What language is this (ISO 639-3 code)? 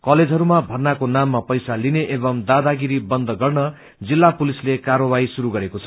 nep